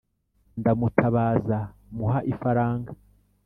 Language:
Kinyarwanda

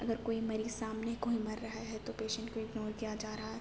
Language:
Urdu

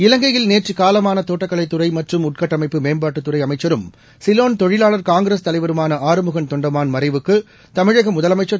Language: Tamil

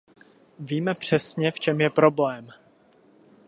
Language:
Czech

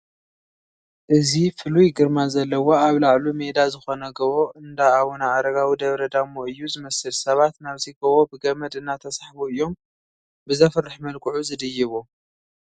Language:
Tigrinya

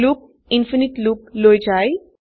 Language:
Assamese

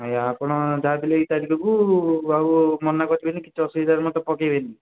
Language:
Odia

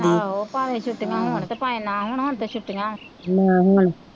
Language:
Punjabi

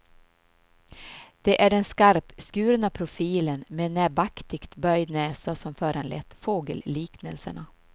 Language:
Swedish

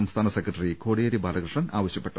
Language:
Malayalam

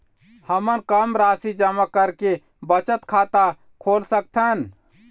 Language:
Chhattisgarhi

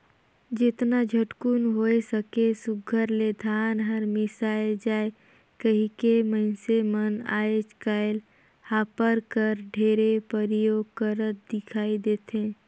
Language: Chhattisgarhi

